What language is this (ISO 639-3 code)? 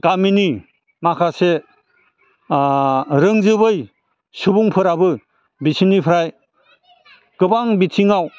brx